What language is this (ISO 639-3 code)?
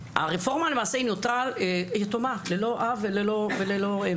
heb